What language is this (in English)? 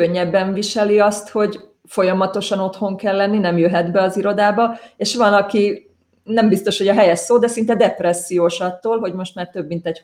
Hungarian